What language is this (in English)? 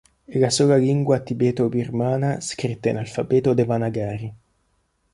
Italian